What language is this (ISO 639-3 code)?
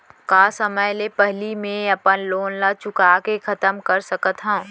hne